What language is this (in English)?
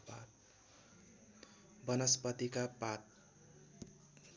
Nepali